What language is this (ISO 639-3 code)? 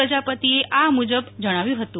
guj